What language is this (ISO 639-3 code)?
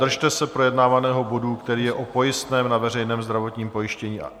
ces